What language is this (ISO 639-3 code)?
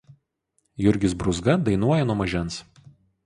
lit